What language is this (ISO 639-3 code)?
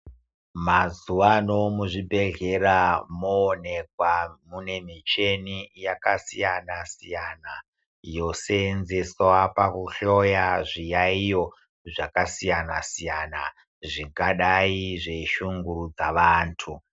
ndc